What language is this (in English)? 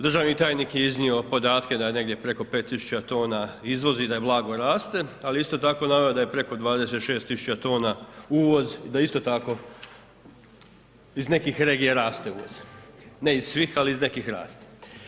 Croatian